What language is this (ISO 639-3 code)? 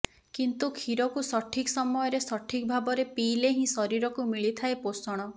ori